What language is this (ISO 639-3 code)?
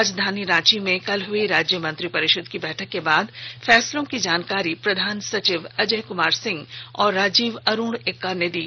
hin